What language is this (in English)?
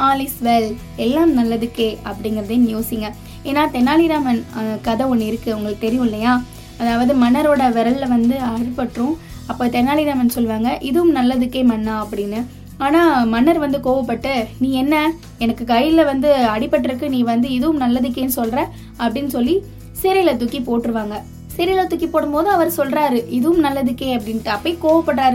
Tamil